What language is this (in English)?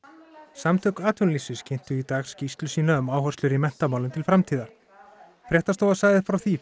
Icelandic